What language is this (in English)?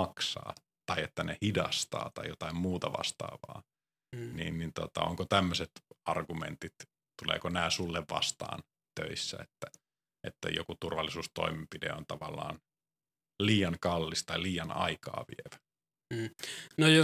Finnish